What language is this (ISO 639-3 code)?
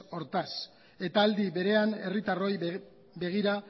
eus